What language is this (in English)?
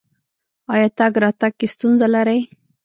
Pashto